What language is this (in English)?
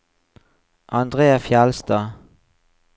Norwegian